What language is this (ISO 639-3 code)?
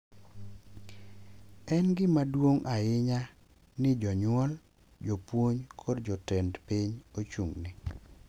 luo